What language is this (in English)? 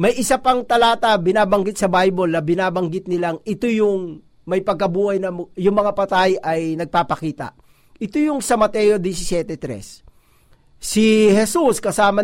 Filipino